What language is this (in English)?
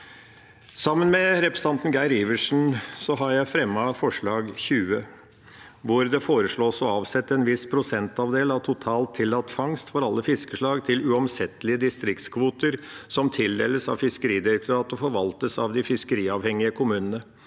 Norwegian